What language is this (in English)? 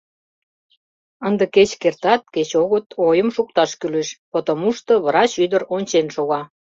Mari